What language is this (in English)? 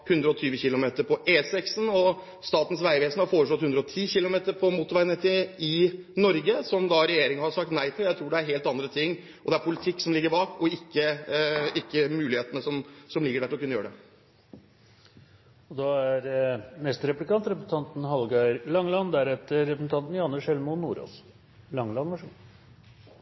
Norwegian